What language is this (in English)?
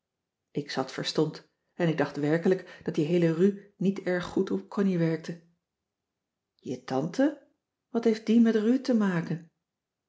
Dutch